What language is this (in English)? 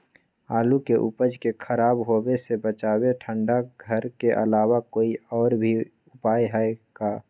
Magahi